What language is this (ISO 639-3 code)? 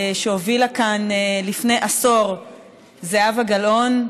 heb